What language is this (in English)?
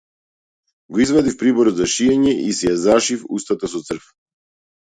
Macedonian